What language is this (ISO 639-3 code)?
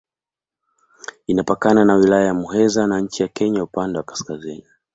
swa